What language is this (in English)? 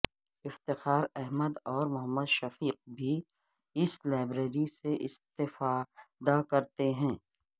Urdu